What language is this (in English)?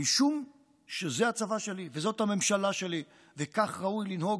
Hebrew